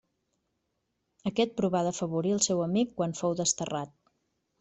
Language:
Catalan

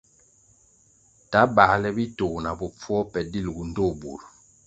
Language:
Kwasio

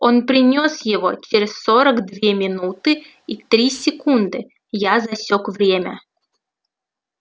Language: Russian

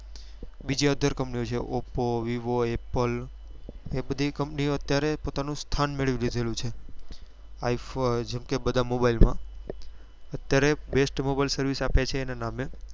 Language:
Gujarati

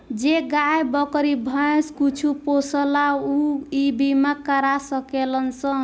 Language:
Bhojpuri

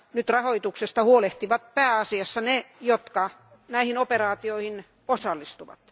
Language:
Finnish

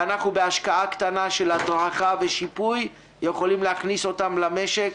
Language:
Hebrew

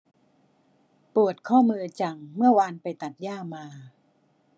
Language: Thai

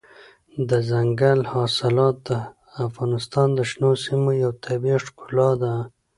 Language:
Pashto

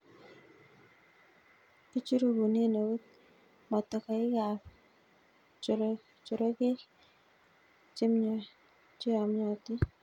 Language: Kalenjin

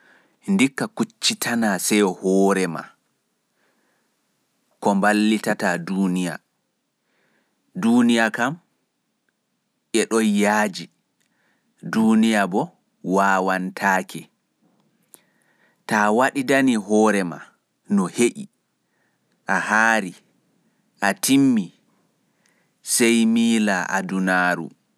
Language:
Fula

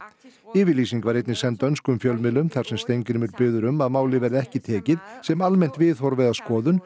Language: Icelandic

